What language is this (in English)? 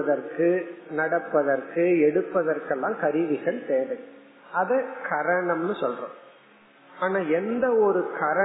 Tamil